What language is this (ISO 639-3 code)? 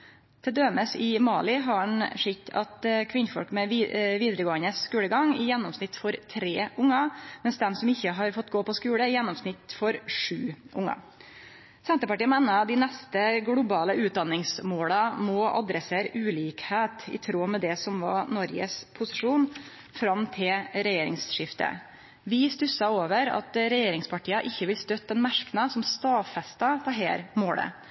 nno